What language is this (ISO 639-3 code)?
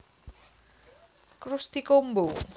jav